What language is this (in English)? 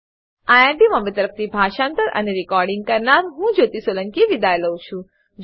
Gujarati